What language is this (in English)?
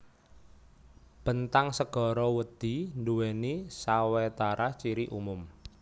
Javanese